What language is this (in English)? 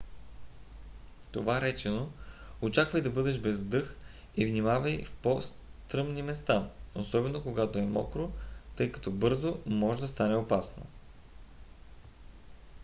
Bulgarian